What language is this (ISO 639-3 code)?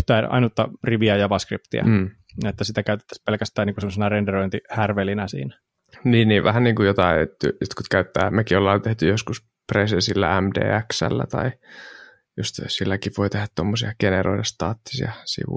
fin